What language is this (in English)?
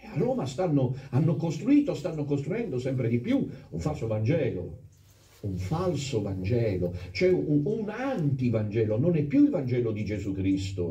Italian